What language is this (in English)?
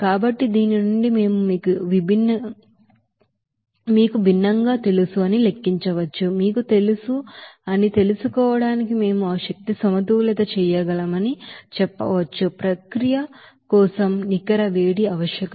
Telugu